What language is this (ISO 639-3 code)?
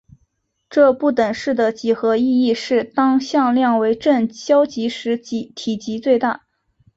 zho